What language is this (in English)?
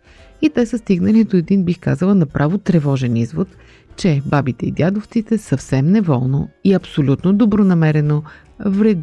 Bulgarian